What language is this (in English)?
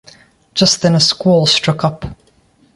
English